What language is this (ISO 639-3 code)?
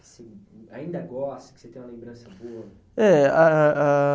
por